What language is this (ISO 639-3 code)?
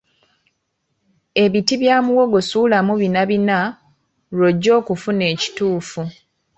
lug